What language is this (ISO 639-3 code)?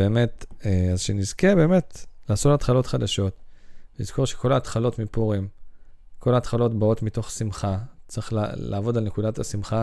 heb